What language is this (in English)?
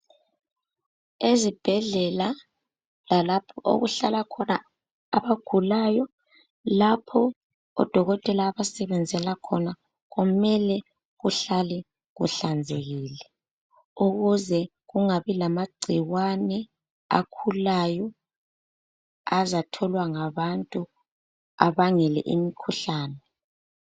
North Ndebele